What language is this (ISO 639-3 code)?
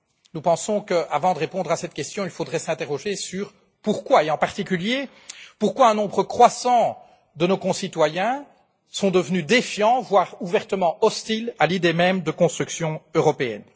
fra